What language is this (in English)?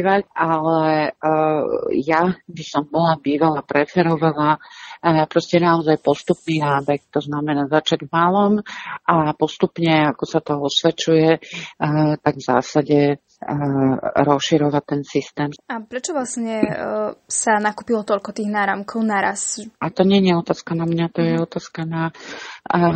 Slovak